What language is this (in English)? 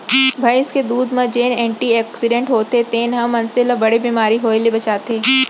Chhattisgarhi